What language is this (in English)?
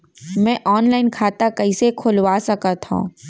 Chhattisgarhi